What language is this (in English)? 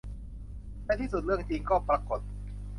Thai